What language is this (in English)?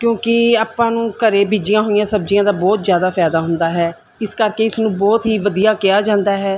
Punjabi